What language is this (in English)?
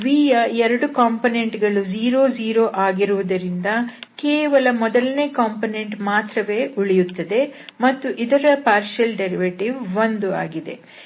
Kannada